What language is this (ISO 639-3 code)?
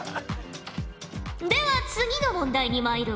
jpn